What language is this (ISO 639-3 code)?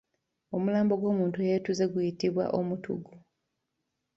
lug